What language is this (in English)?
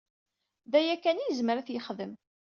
Kabyle